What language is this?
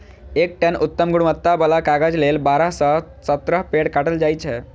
Maithili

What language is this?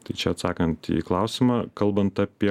Lithuanian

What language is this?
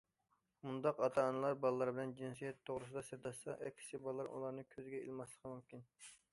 Uyghur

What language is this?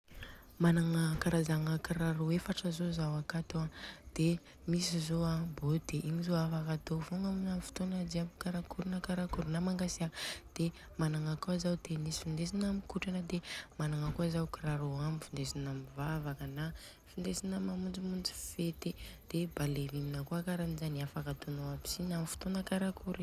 Southern Betsimisaraka Malagasy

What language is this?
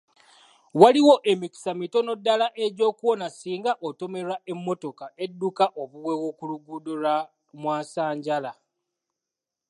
Ganda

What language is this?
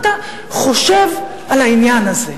Hebrew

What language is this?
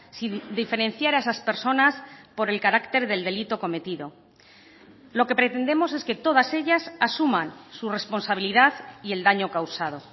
Spanish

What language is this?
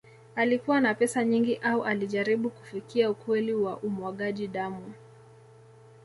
Swahili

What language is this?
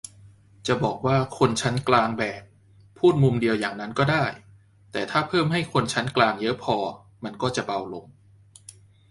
Thai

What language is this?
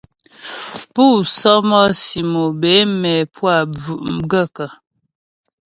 Ghomala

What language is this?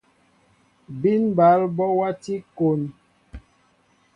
Mbo (Cameroon)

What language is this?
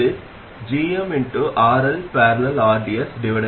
Tamil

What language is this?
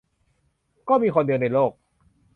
Thai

